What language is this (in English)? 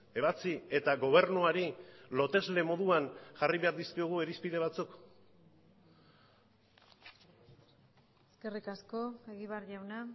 Basque